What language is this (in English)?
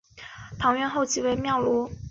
Chinese